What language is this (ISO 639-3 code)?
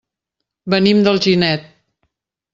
cat